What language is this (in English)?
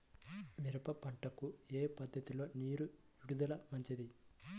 Telugu